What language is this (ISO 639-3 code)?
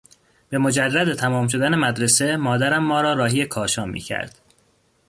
fas